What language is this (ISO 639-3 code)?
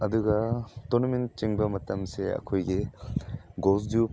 mni